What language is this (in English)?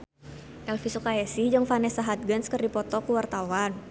Sundanese